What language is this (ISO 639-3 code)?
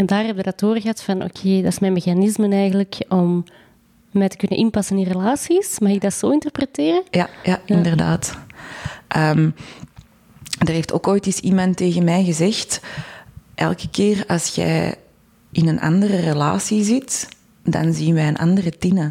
nld